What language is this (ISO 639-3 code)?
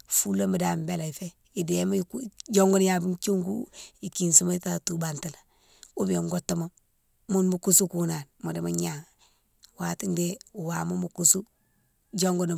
msw